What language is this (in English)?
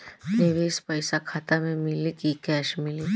Bhojpuri